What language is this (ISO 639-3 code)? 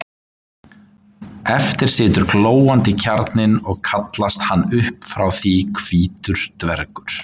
isl